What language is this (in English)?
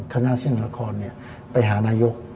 Thai